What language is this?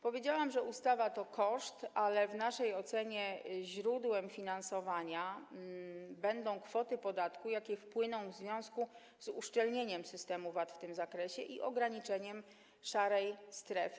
Polish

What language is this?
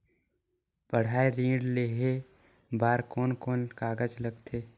Chhattisgarhi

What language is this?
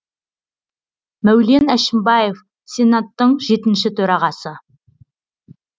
Kazakh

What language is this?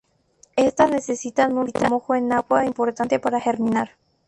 Spanish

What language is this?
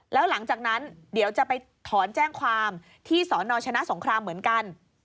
Thai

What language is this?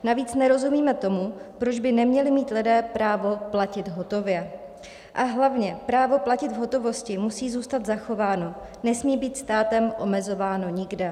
Czech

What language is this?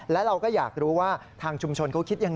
Thai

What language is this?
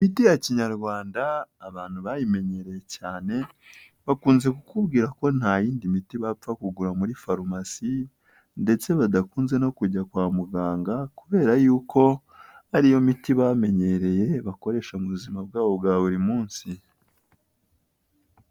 Kinyarwanda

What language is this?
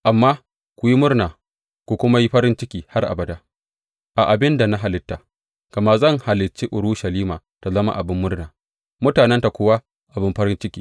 Hausa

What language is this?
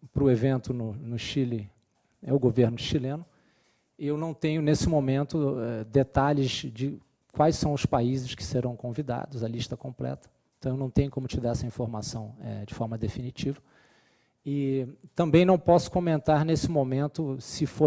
Portuguese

